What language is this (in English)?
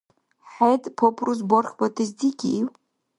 Dargwa